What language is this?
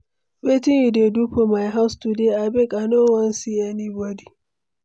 Nigerian Pidgin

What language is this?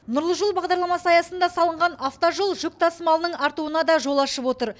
Kazakh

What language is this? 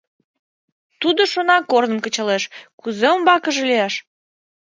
Mari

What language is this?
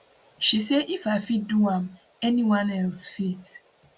Nigerian Pidgin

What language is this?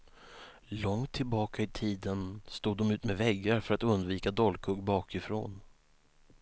Swedish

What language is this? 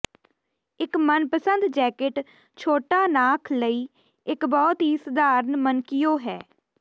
Punjabi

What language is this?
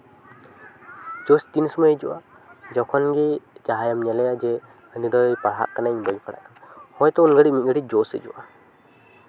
Santali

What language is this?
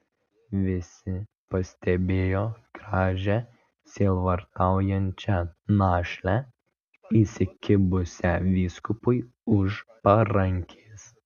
Lithuanian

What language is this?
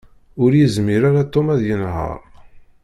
Kabyle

